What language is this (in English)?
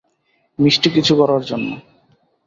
Bangla